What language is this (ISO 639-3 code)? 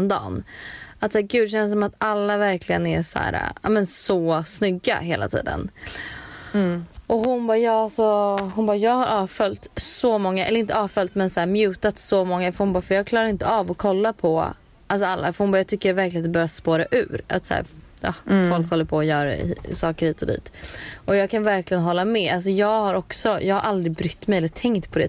swe